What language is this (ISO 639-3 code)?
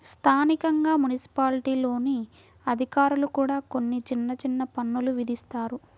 tel